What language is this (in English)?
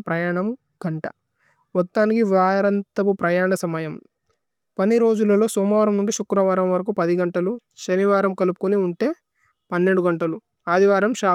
Tulu